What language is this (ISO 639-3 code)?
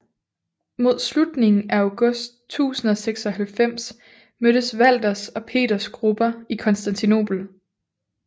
dan